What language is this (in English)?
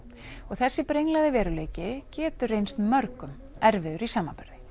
Icelandic